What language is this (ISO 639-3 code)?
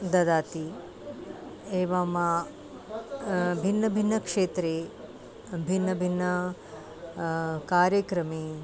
san